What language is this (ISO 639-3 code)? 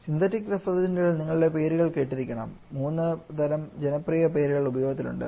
mal